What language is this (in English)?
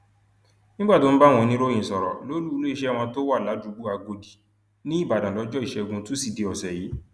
Yoruba